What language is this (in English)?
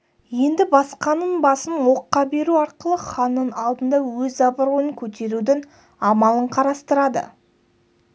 Kazakh